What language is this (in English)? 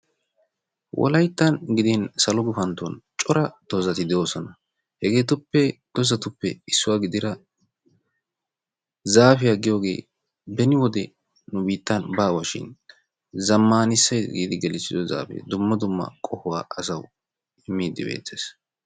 Wolaytta